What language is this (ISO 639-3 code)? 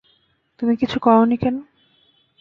ben